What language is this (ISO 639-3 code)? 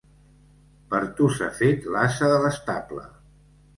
cat